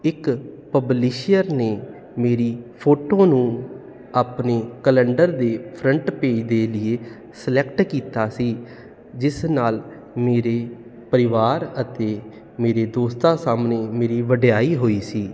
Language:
Punjabi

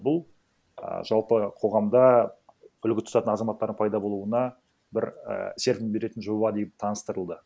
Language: Kazakh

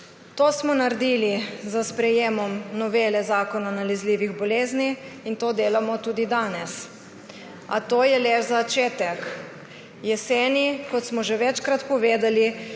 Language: Slovenian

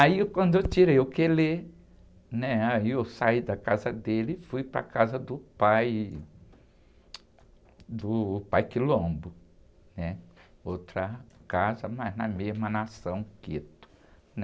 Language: Portuguese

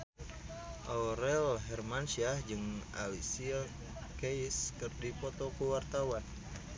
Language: Sundanese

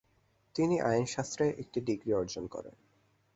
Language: Bangla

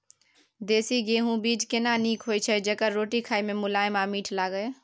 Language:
Maithili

